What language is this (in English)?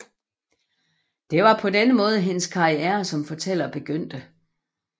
Danish